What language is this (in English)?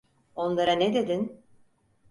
Turkish